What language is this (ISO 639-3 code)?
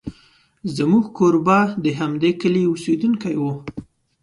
pus